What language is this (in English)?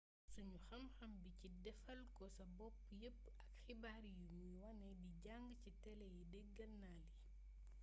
Wolof